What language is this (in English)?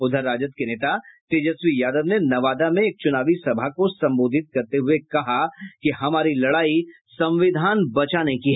Hindi